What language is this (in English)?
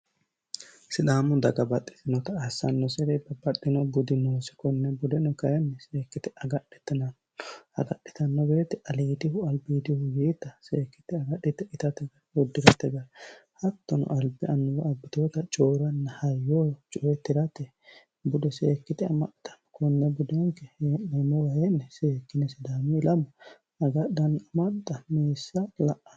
Sidamo